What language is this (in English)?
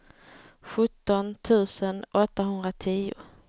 Swedish